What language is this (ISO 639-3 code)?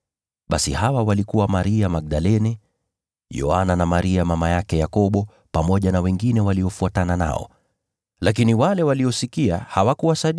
swa